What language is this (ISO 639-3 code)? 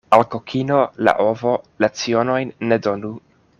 epo